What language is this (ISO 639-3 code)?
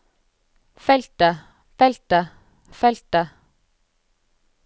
nor